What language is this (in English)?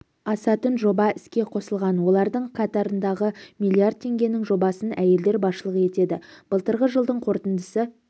Kazakh